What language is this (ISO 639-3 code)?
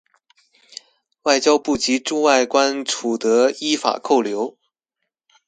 zho